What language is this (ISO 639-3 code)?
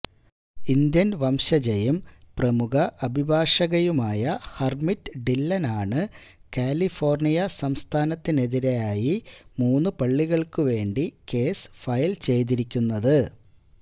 mal